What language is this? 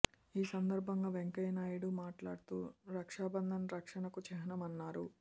Telugu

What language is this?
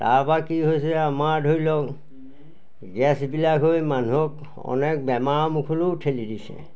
Assamese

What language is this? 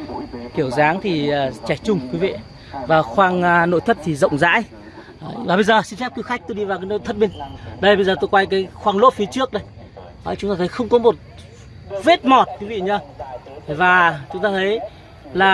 Vietnamese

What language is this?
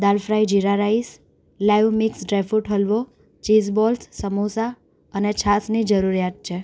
Gujarati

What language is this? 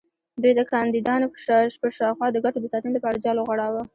Pashto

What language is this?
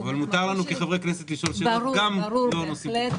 Hebrew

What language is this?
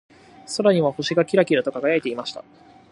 Japanese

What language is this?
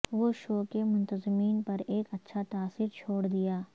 Urdu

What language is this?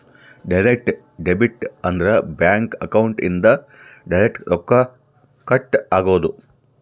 Kannada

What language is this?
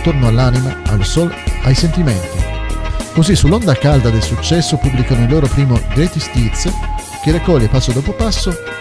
Italian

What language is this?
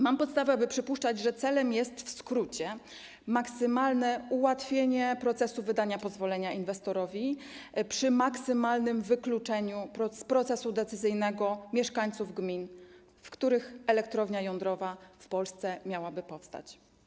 Polish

